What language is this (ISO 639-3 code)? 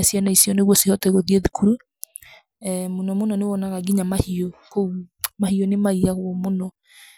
kik